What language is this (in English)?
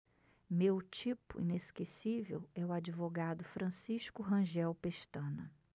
Portuguese